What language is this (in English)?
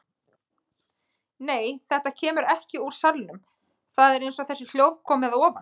Icelandic